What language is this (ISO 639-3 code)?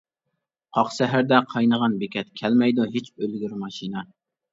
uig